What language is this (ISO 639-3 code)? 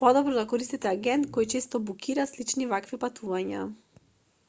mkd